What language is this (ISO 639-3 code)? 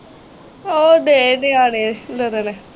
pan